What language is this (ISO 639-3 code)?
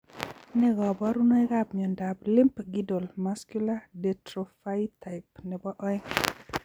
kln